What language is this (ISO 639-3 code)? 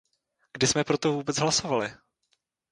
ces